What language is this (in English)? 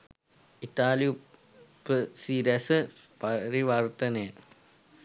Sinhala